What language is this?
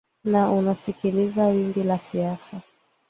Swahili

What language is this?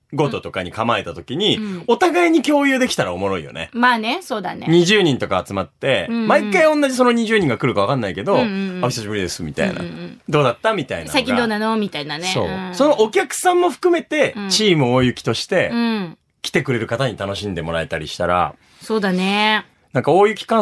Japanese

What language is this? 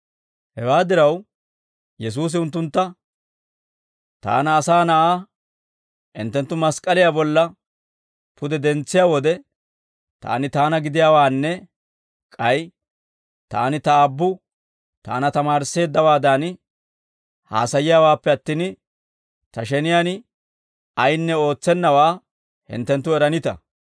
Dawro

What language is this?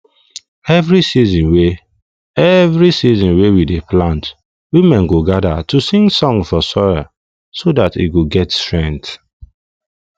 Nigerian Pidgin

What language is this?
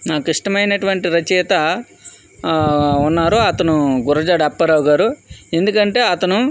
Telugu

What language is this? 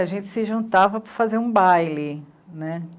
Portuguese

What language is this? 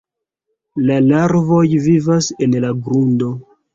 Esperanto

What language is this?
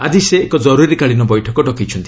Odia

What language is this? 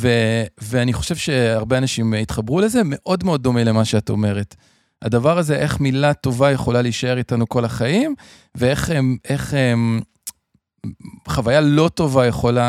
Hebrew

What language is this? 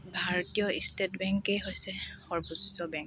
Assamese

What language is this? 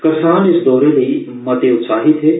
Dogri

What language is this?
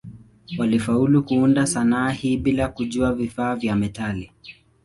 Swahili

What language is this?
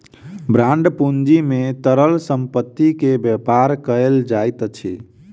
Maithili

